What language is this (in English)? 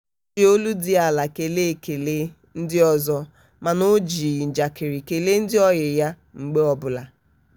Igbo